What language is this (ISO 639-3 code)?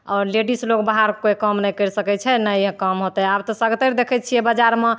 mai